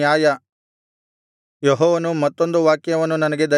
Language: Kannada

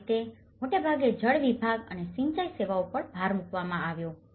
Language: Gujarati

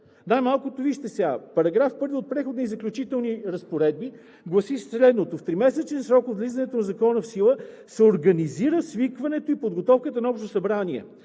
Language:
Bulgarian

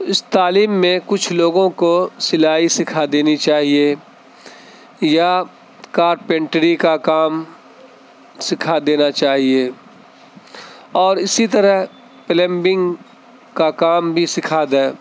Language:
Urdu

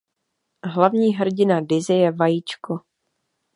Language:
Czech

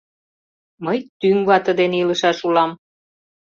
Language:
Mari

